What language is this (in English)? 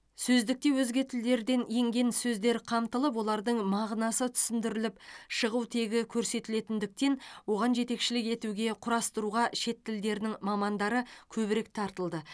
Kazakh